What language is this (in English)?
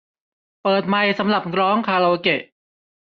Thai